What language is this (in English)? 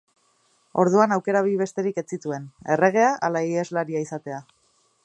Basque